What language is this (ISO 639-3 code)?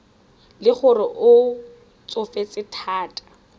tsn